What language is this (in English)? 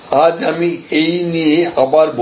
Bangla